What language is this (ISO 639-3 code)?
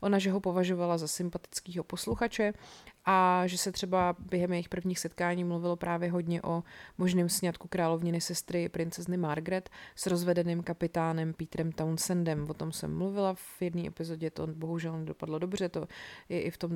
ces